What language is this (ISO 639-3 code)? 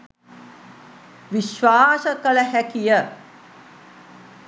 sin